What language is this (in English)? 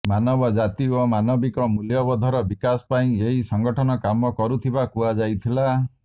Odia